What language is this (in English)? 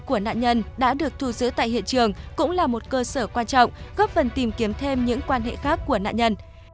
Vietnamese